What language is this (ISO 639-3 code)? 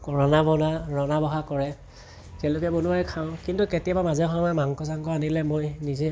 asm